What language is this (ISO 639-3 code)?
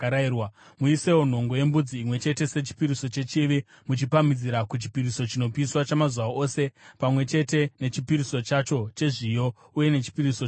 sna